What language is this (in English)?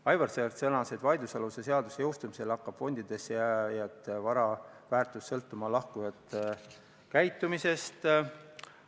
Estonian